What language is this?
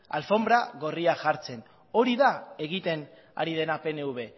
Basque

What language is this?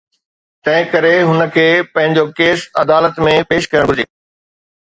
Sindhi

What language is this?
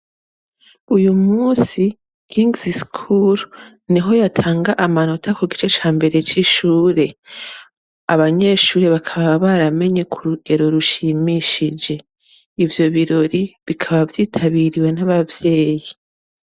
Rundi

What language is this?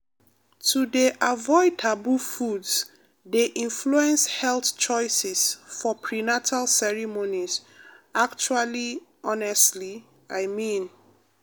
Nigerian Pidgin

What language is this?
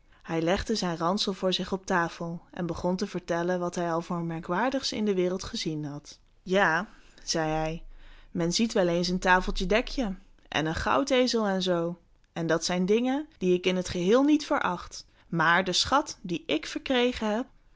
Dutch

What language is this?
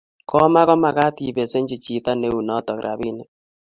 Kalenjin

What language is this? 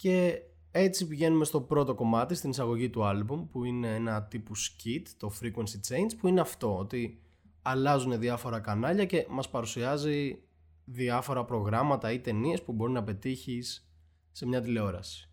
Greek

